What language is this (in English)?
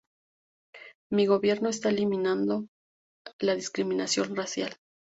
Spanish